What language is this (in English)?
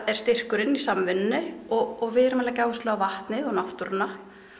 Icelandic